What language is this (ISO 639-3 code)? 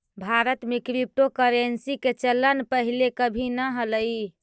mag